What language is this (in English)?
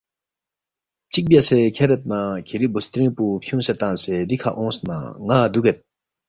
Balti